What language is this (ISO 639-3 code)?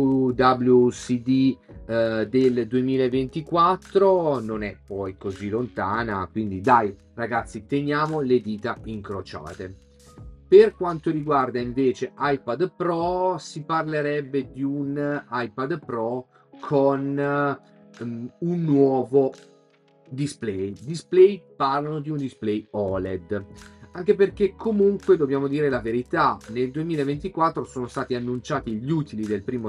ita